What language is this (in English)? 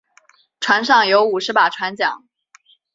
Chinese